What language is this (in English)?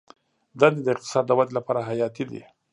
Pashto